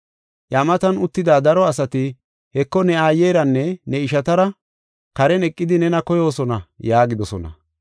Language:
Gofa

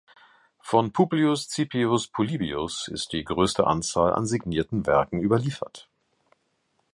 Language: German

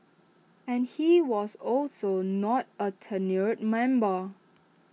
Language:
English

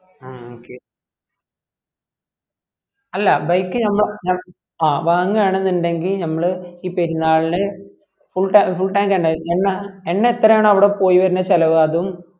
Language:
Malayalam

